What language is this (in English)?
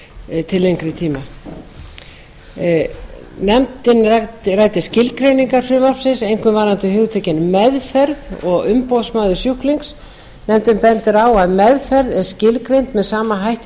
Icelandic